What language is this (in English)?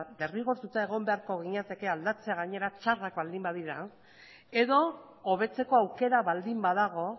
Basque